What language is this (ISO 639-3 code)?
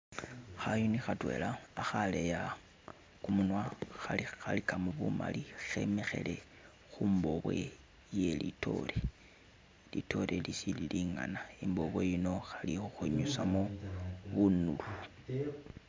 myx